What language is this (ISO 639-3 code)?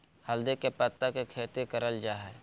mag